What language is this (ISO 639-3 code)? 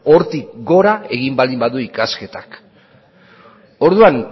eus